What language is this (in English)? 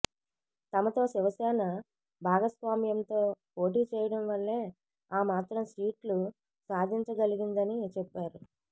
Telugu